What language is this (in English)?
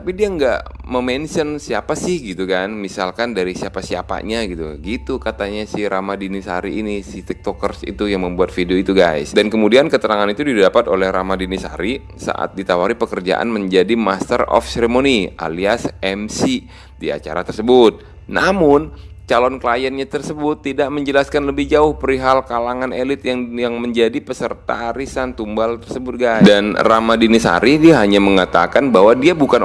Indonesian